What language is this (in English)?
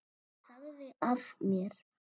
Icelandic